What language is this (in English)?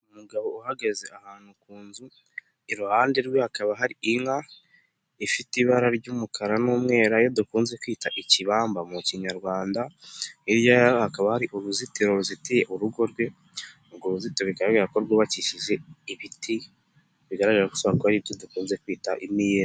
Kinyarwanda